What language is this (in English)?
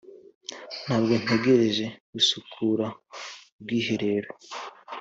Kinyarwanda